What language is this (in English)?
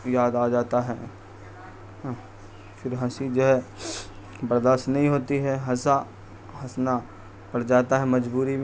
Urdu